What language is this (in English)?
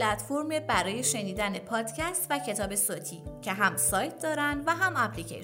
Persian